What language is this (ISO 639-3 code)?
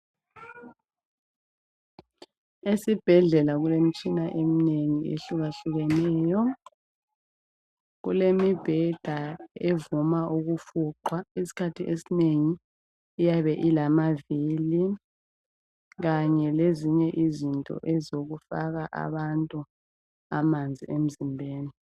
nde